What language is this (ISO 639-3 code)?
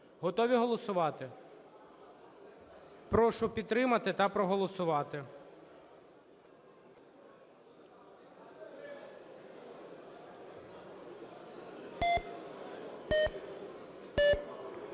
ukr